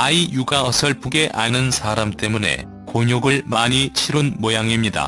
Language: Korean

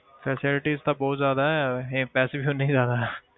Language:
Punjabi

